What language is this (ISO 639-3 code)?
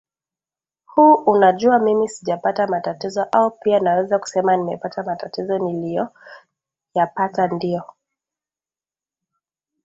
swa